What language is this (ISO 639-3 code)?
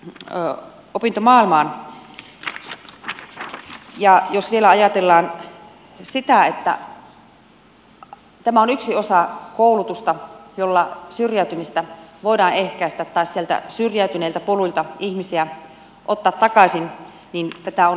fin